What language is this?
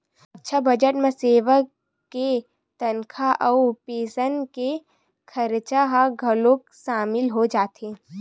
Chhattisgarhi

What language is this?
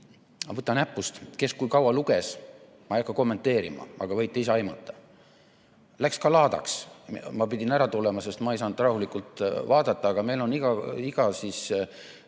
Estonian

